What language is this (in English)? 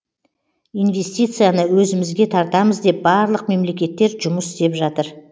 Kazakh